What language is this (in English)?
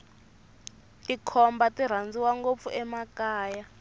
Tsonga